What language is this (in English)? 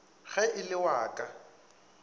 Northern Sotho